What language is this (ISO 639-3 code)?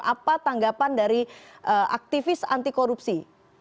ind